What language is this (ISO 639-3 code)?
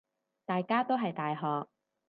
yue